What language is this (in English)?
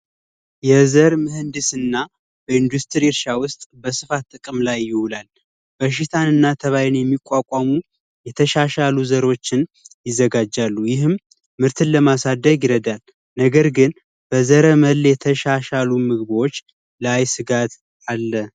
Amharic